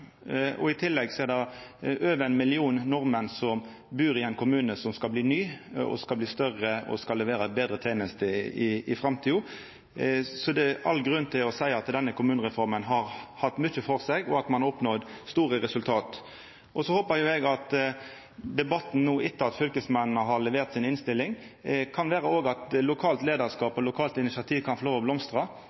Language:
Norwegian Nynorsk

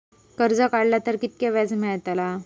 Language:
Marathi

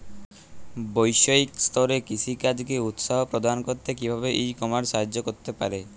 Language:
Bangla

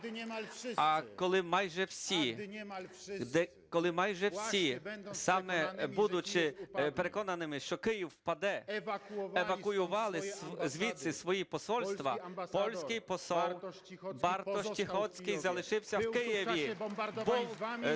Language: Ukrainian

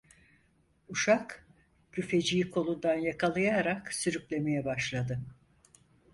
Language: Turkish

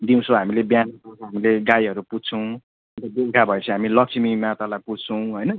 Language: Nepali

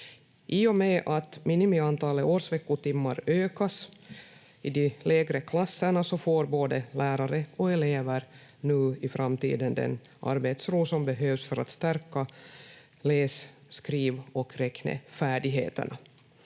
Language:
Finnish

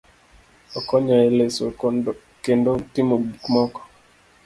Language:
Luo (Kenya and Tanzania)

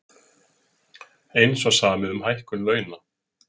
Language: Icelandic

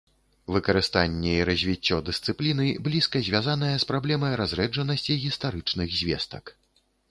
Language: Belarusian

